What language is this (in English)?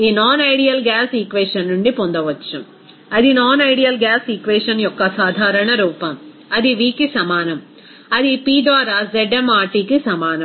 Telugu